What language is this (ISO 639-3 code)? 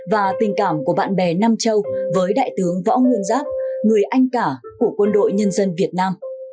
vie